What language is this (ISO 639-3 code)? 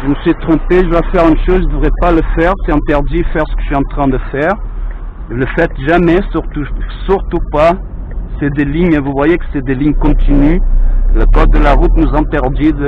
fra